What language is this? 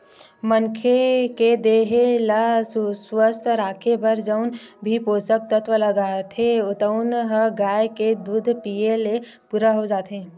Chhattisgarhi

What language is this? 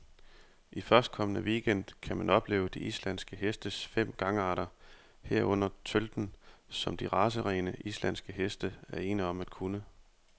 Danish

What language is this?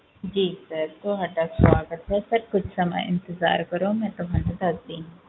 Punjabi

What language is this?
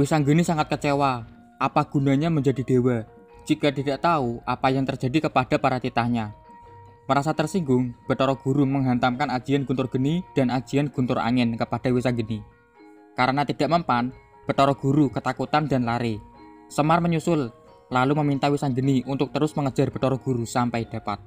Indonesian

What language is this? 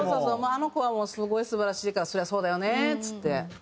Japanese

